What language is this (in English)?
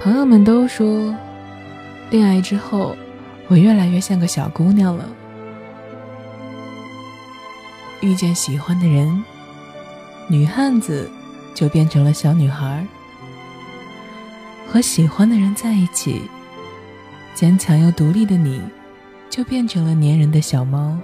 Chinese